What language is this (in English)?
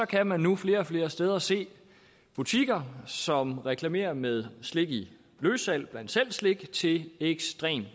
Danish